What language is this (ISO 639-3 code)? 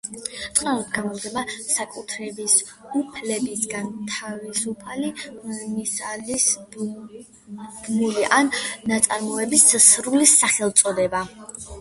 kat